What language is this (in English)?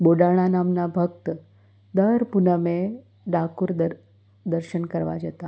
Gujarati